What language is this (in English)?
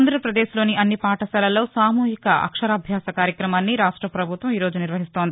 Telugu